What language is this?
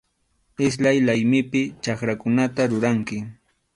Arequipa-La Unión Quechua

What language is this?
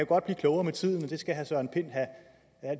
Danish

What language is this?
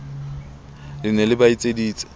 Southern Sotho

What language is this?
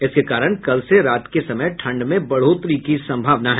Hindi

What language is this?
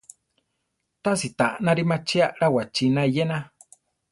Central Tarahumara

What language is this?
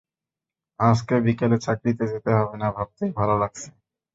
Bangla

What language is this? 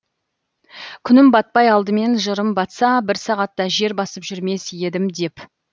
Kazakh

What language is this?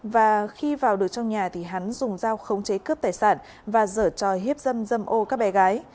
Vietnamese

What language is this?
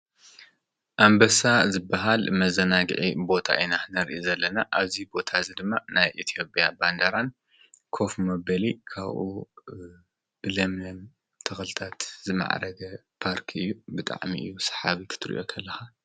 Tigrinya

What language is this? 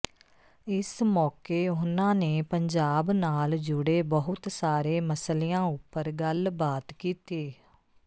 Punjabi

